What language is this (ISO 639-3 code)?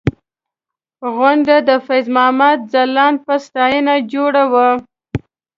pus